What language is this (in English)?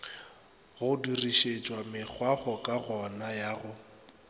Northern Sotho